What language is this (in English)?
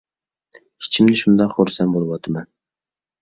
Uyghur